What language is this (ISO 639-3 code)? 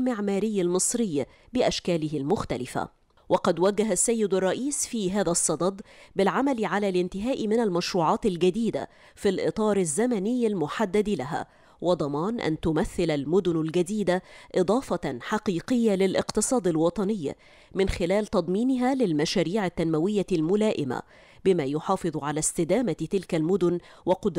ara